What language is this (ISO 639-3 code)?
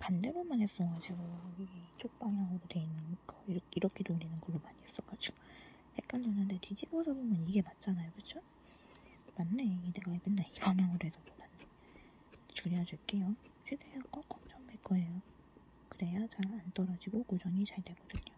kor